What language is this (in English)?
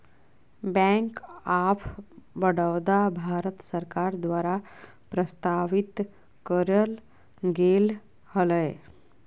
Magahi